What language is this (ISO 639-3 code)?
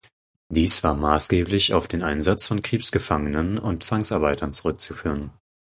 deu